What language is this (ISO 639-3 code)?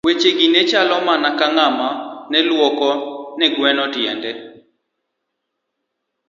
luo